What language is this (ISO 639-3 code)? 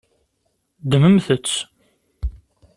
kab